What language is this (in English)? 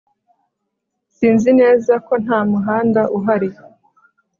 Kinyarwanda